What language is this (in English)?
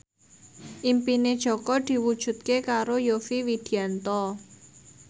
Javanese